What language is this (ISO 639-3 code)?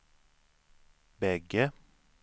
swe